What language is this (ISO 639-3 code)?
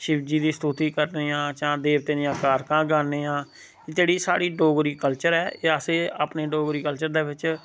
doi